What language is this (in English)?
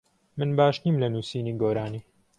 Central Kurdish